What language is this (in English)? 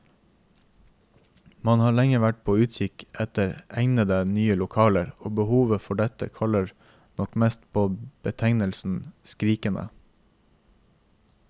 Norwegian